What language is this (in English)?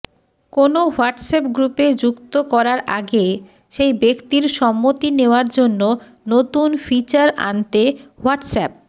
Bangla